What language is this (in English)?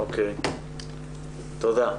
Hebrew